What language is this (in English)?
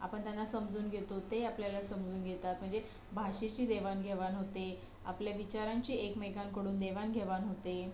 Marathi